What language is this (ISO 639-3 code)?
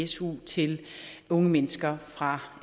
dan